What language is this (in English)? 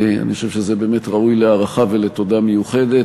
Hebrew